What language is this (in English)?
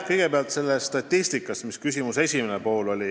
Estonian